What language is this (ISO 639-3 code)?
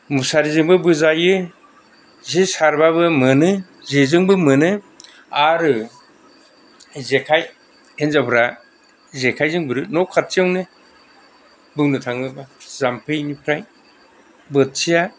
brx